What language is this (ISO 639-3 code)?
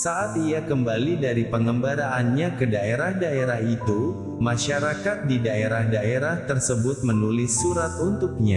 ind